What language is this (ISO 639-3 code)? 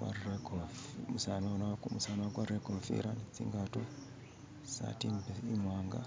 myx